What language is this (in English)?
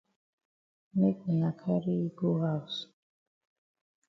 Cameroon Pidgin